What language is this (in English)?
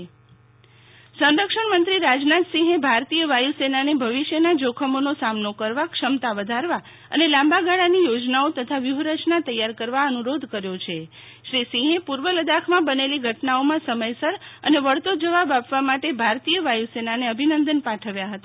Gujarati